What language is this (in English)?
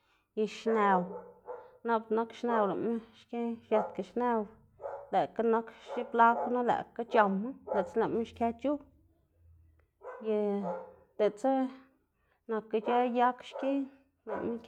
Xanaguía Zapotec